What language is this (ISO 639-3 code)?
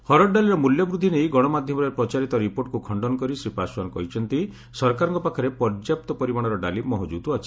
ori